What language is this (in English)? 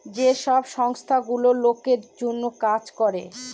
Bangla